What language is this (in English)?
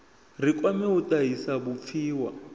Venda